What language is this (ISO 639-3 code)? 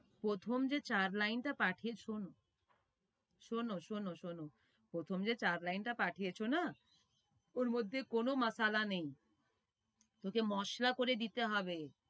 ben